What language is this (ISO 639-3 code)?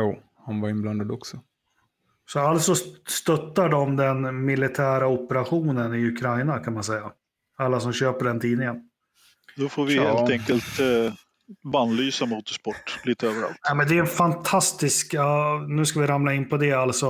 swe